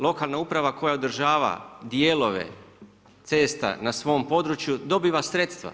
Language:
Croatian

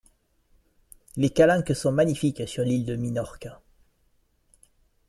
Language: French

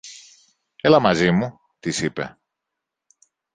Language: Greek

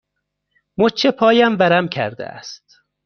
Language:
Persian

